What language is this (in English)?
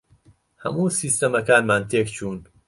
Central Kurdish